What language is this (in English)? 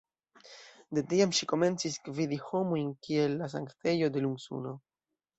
Esperanto